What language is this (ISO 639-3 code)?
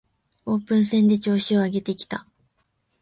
jpn